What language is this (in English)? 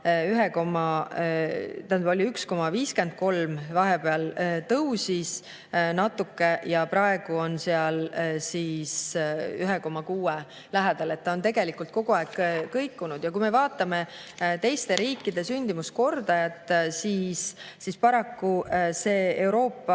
Estonian